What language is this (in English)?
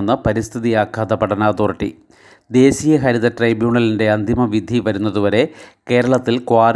Malayalam